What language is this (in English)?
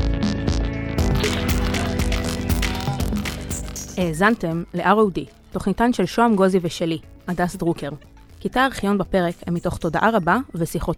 Hebrew